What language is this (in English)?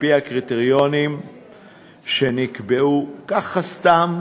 Hebrew